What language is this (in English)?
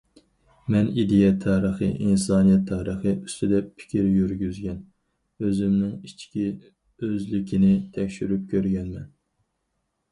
Uyghur